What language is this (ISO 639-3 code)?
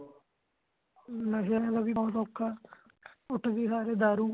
pan